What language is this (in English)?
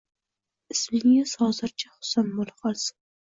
Uzbek